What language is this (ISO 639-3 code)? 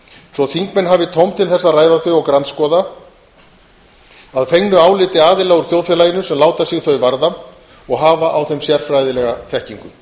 isl